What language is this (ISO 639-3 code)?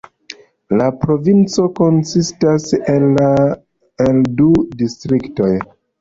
epo